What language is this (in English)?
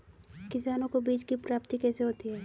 Hindi